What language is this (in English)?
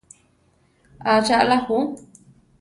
Central Tarahumara